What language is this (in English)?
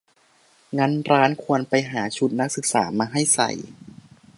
Thai